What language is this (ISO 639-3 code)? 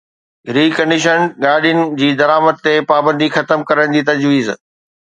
snd